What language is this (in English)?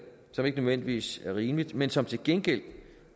Danish